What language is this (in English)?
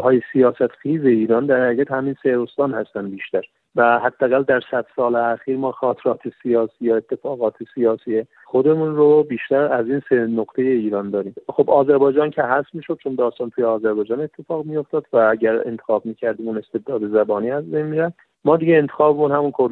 Persian